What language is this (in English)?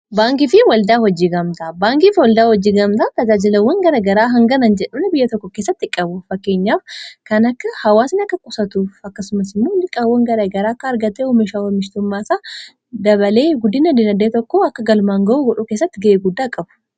Oromo